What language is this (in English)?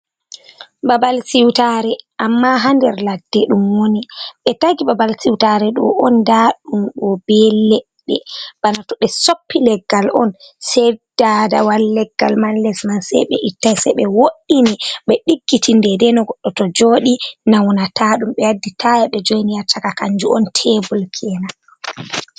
Fula